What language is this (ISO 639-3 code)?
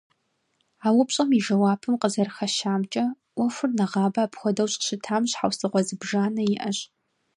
kbd